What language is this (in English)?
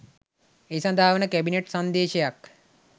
Sinhala